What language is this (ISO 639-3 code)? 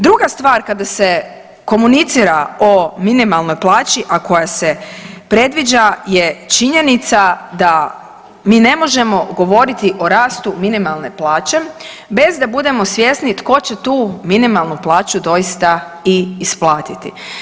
hrv